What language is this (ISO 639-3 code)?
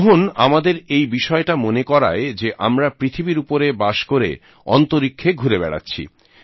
ben